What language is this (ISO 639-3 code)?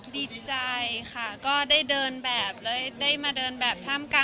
tha